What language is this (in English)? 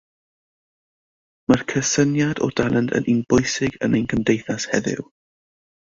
Welsh